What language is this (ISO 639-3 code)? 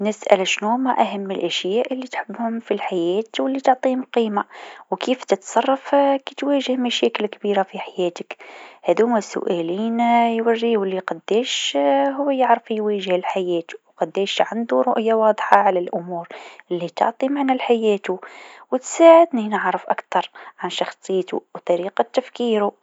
aeb